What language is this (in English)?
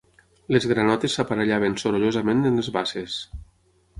Catalan